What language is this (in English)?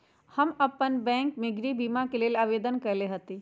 Magahi